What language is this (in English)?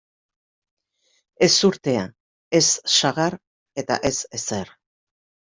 Basque